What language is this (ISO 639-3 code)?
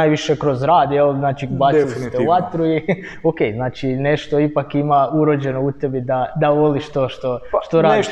hrv